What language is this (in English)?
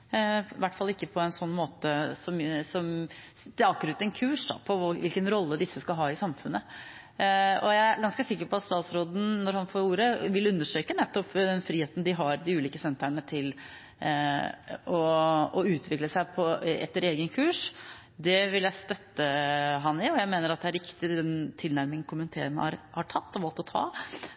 Norwegian Bokmål